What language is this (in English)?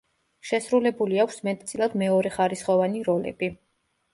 Georgian